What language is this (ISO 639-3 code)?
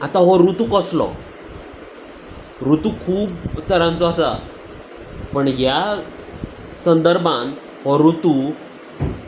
kok